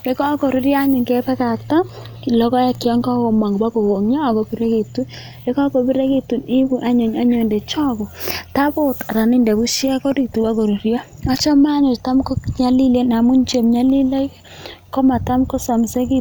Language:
Kalenjin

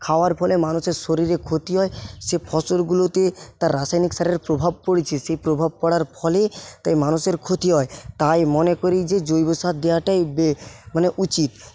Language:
Bangla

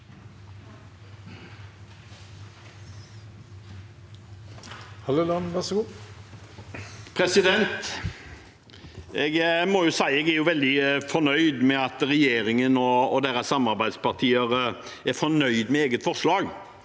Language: Norwegian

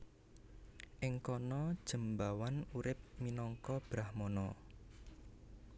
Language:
Javanese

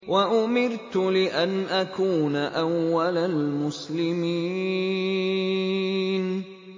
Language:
Arabic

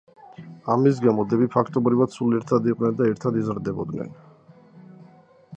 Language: Georgian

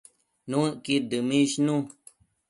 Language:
Matsés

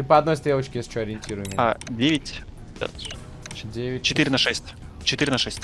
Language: Russian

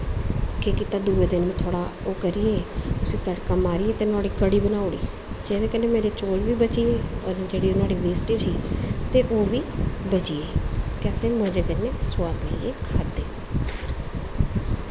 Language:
Dogri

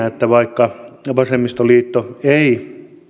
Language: Finnish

